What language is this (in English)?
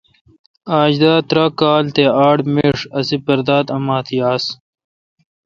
Kalkoti